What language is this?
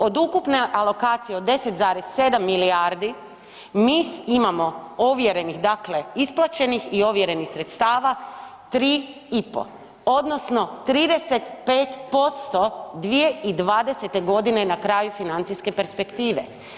Croatian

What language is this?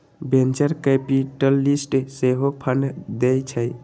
Magahi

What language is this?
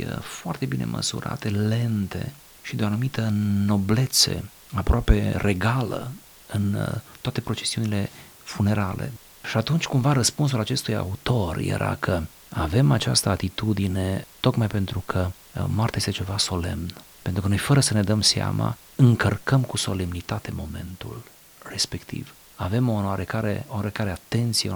Romanian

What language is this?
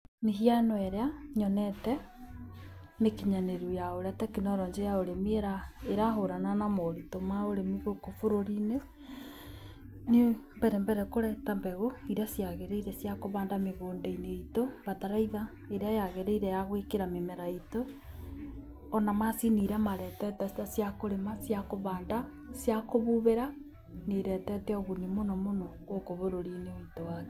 Kikuyu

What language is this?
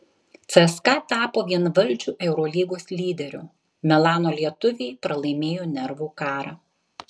Lithuanian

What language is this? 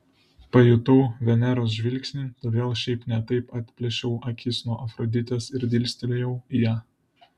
Lithuanian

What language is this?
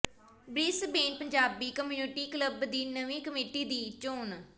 Punjabi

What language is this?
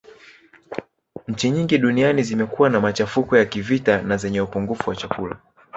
Swahili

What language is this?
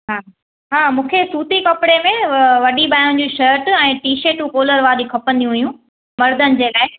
Sindhi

